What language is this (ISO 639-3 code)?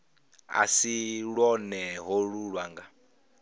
ven